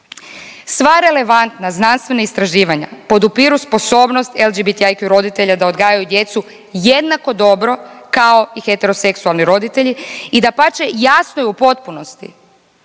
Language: Croatian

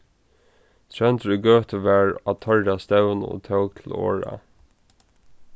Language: Faroese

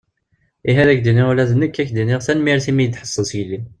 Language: Kabyle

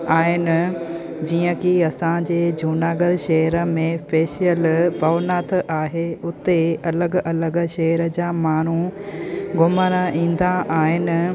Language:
Sindhi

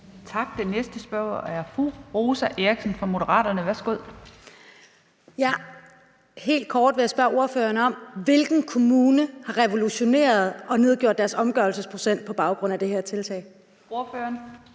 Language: Danish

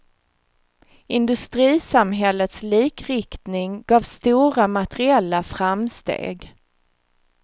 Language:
Swedish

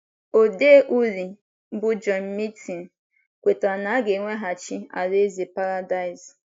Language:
Igbo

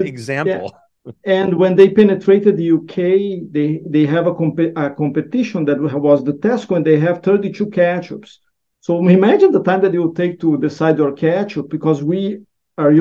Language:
English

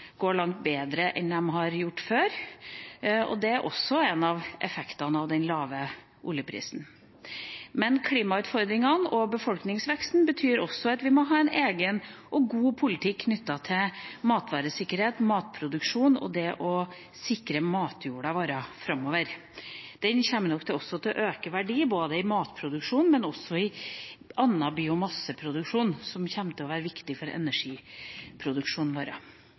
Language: Norwegian Bokmål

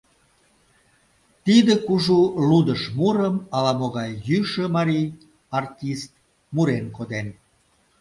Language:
Mari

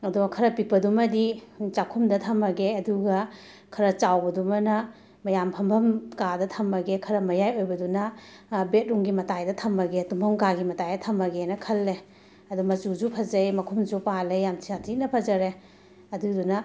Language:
Manipuri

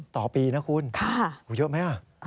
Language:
Thai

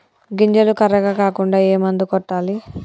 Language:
Telugu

